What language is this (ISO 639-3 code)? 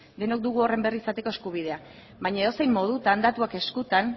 eus